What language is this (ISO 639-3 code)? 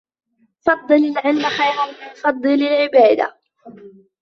ara